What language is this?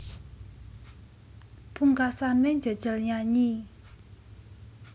Javanese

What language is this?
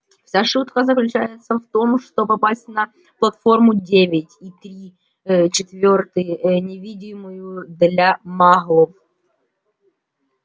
Russian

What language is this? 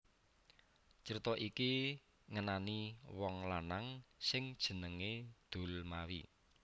Javanese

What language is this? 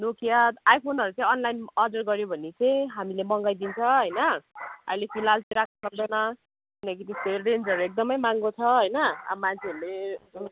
Nepali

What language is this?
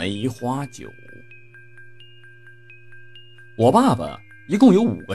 Chinese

